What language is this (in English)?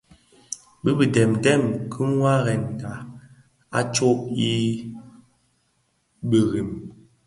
Bafia